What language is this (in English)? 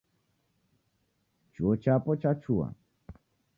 Taita